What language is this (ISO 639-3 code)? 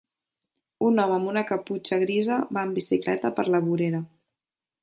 cat